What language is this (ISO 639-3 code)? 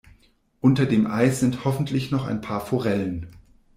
deu